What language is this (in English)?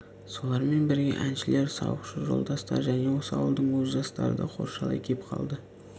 Kazakh